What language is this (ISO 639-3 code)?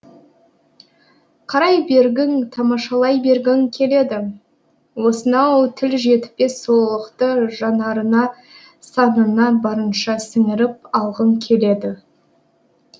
kaz